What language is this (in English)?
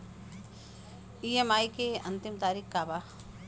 Bhojpuri